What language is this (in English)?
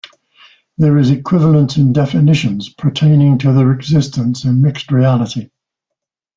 English